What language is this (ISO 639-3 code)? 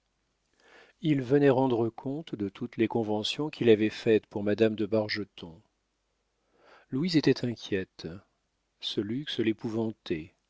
fra